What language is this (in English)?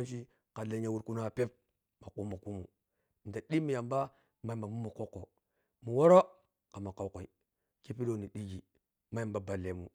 Piya-Kwonci